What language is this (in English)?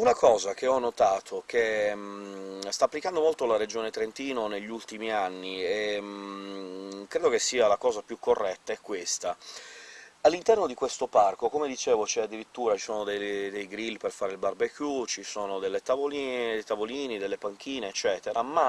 Italian